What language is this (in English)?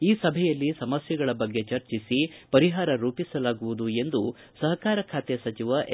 Kannada